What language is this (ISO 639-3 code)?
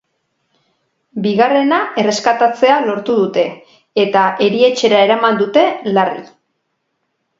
eus